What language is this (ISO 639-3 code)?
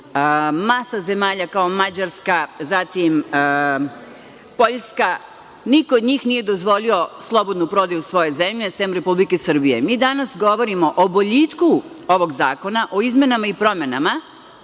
srp